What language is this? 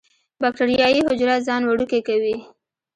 Pashto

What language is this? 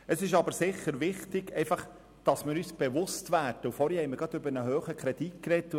Swiss German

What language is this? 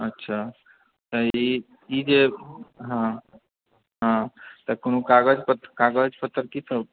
Maithili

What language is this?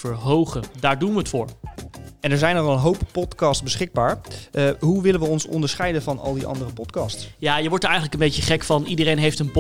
Dutch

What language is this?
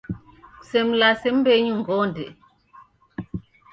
Taita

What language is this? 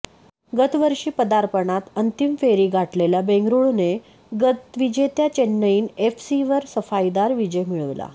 Marathi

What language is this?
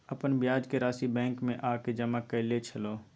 Maithili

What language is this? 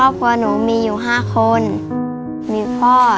Thai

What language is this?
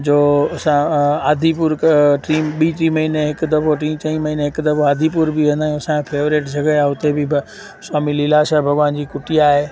Sindhi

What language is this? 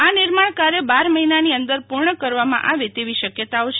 Gujarati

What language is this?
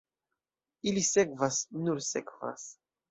Esperanto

